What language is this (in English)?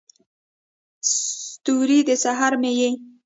Pashto